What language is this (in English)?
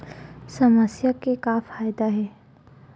Chhattisgarhi